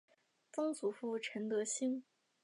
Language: Chinese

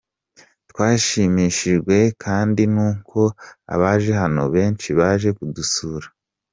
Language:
Kinyarwanda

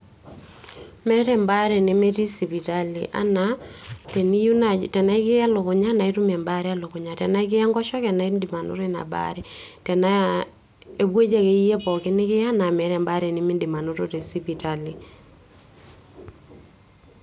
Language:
Masai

